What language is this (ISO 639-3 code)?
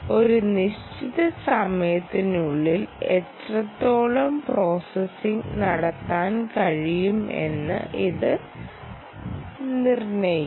mal